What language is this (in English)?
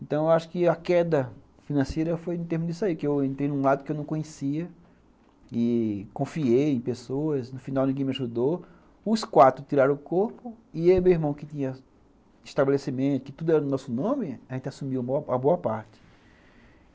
Portuguese